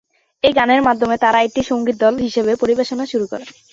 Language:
Bangla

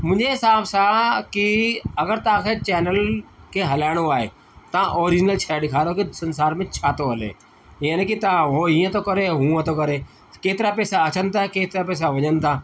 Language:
Sindhi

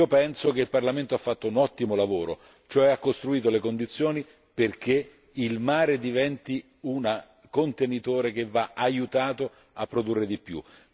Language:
Italian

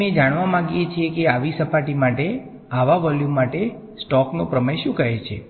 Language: Gujarati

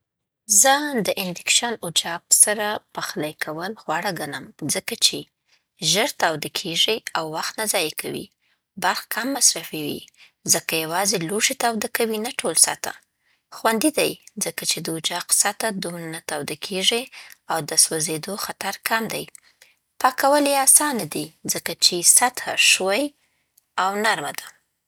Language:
Southern Pashto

